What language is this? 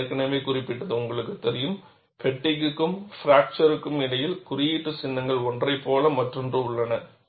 Tamil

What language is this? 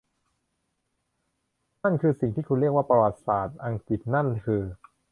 Thai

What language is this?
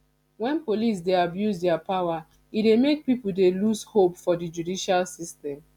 Nigerian Pidgin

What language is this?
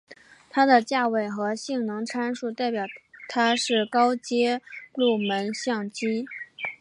Chinese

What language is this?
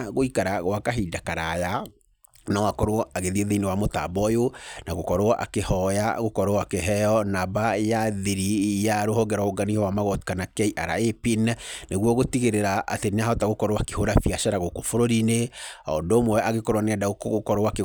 Kikuyu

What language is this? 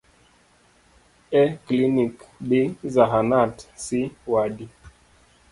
Luo (Kenya and Tanzania)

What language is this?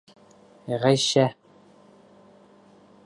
Bashkir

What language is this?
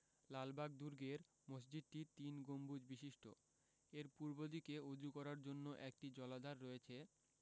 Bangla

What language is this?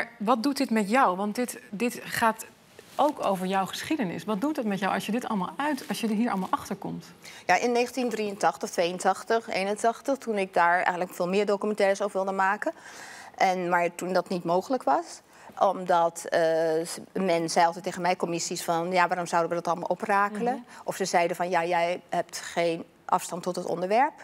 Dutch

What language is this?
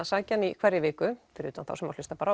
Icelandic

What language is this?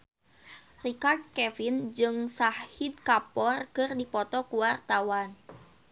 Sundanese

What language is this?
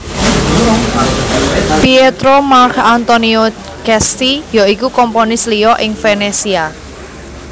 Javanese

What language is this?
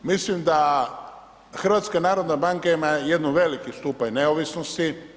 Croatian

